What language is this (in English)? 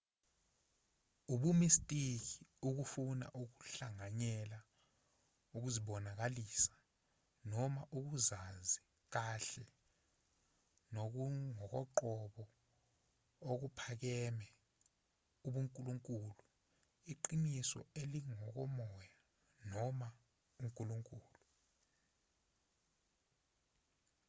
Zulu